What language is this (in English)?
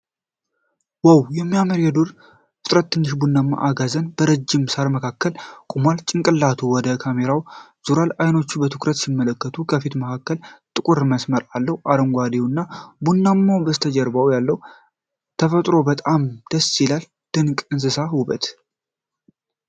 Amharic